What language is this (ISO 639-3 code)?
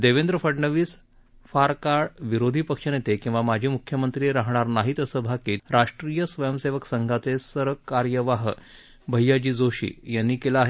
mar